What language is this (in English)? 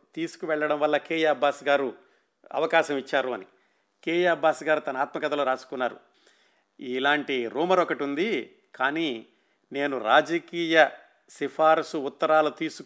Telugu